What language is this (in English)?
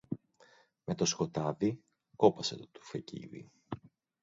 Greek